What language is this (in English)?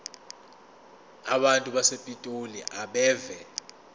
Zulu